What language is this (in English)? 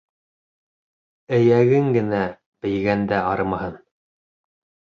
Bashkir